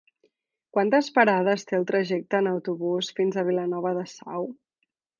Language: Catalan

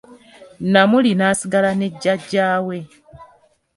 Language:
Ganda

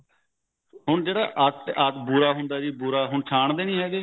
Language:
Punjabi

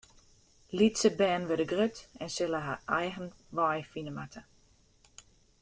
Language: Western Frisian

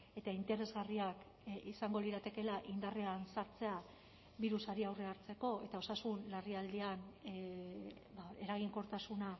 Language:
Basque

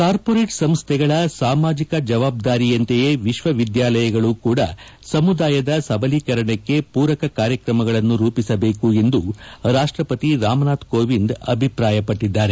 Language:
Kannada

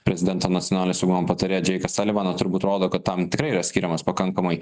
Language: Lithuanian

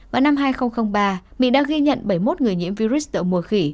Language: Vietnamese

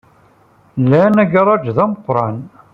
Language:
Kabyle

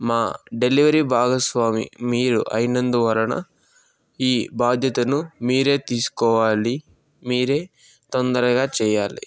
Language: Telugu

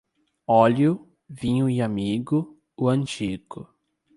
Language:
Portuguese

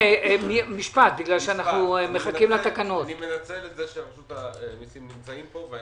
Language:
Hebrew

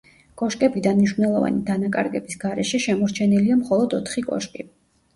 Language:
Georgian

